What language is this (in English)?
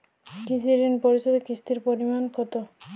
Bangla